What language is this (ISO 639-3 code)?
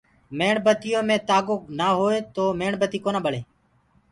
ggg